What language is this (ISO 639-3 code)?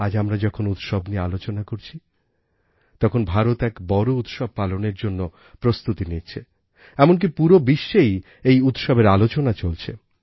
ben